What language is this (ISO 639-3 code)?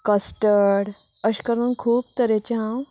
kok